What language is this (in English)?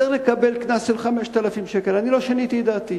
Hebrew